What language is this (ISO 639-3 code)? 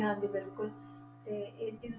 pan